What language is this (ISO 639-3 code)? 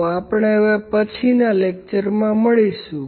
guj